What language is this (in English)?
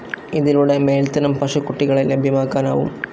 Malayalam